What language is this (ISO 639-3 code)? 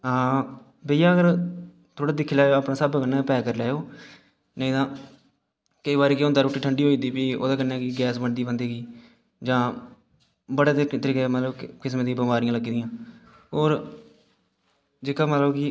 doi